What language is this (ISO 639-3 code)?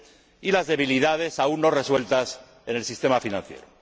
spa